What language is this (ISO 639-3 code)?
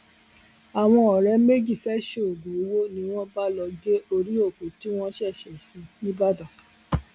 yor